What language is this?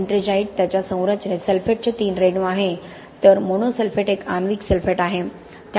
Marathi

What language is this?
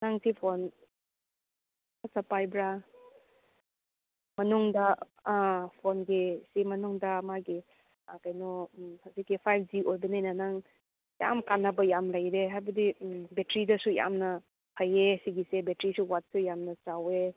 Manipuri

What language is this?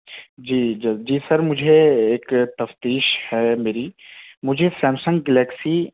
Urdu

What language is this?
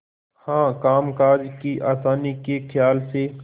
Hindi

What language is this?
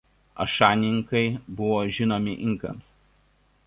Lithuanian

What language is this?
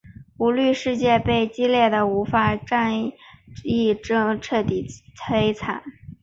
Chinese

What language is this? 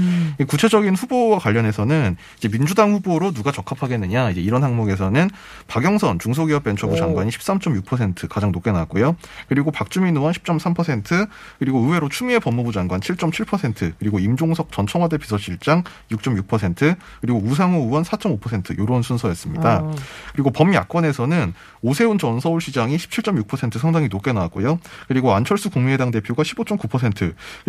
Korean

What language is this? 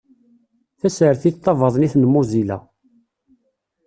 Kabyle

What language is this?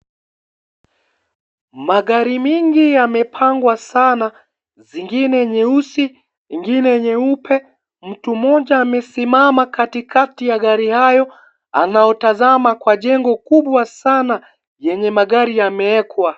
Swahili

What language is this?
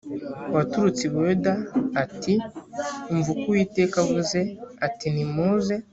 Kinyarwanda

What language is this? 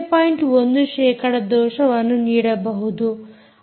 Kannada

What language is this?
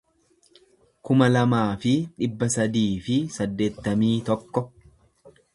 Oromo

